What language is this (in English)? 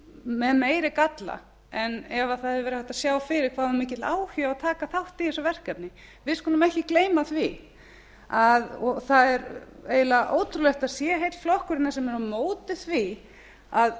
Icelandic